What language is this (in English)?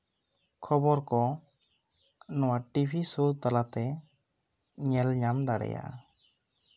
Santali